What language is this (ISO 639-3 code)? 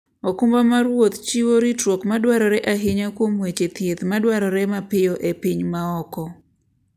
luo